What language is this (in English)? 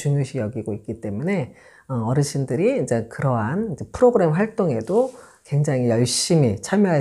Korean